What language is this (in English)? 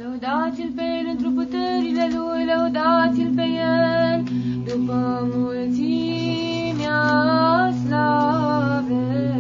Romanian